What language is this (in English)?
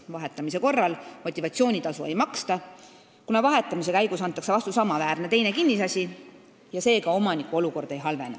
Estonian